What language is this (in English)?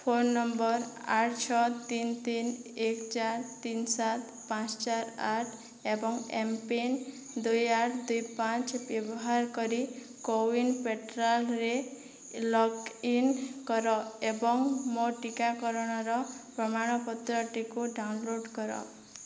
Odia